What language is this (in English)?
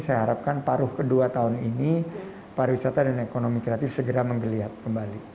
Indonesian